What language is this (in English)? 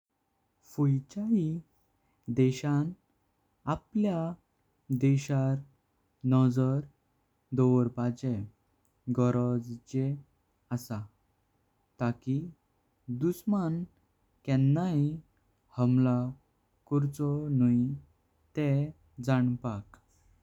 Konkani